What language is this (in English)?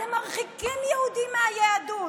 Hebrew